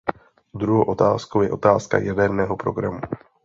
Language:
Czech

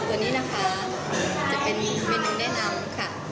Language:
Thai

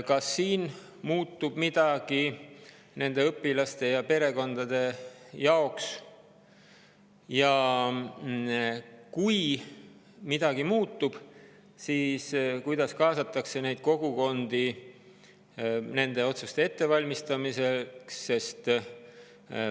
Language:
Estonian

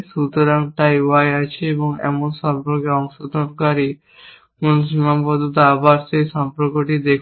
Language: Bangla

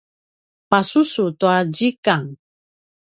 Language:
Paiwan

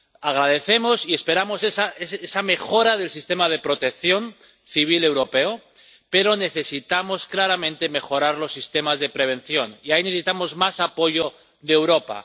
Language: Spanish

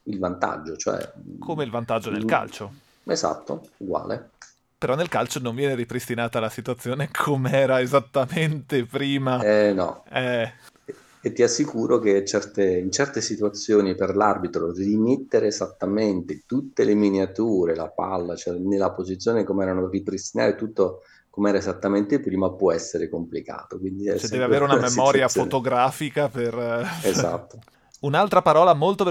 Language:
Italian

